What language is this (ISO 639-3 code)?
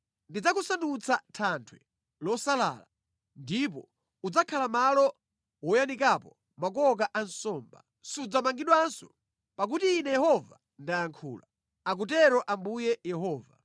nya